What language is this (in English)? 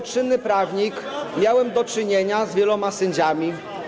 Polish